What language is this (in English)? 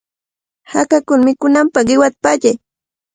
Cajatambo North Lima Quechua